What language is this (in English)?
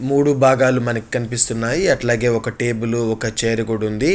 Telugu